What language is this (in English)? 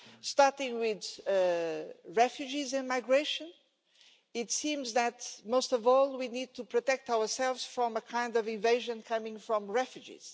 English